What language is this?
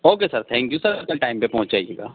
Urdu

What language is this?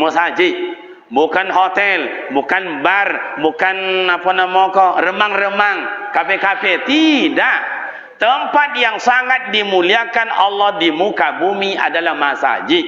Malay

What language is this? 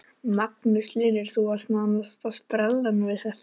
Icelandic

